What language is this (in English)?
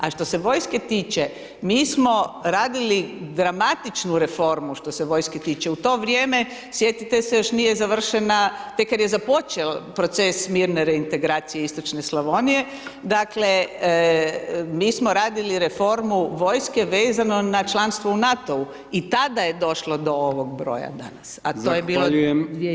Croatian